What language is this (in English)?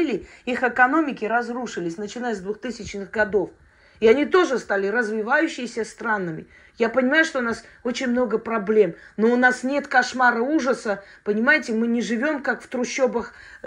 Russian